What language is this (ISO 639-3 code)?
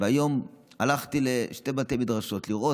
heb